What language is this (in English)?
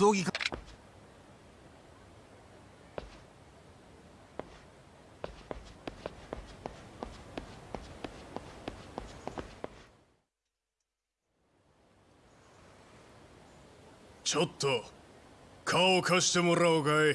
Japanese